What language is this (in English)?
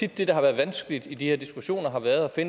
Danish